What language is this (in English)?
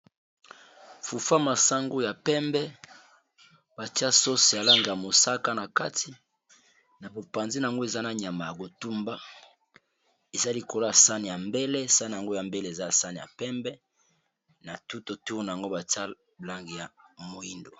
Lingala